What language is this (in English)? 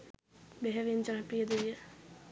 Sinhala